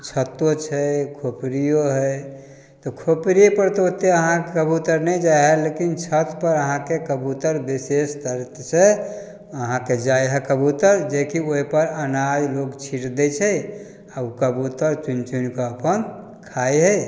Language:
Maithili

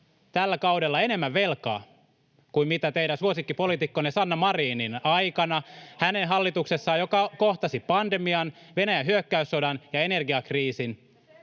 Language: Finnish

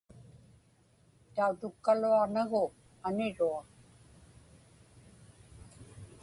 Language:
Inupiaq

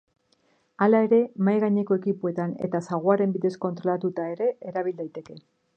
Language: Basque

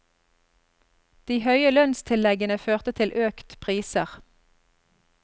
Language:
Norwegian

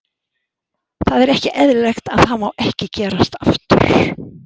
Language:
Icelandic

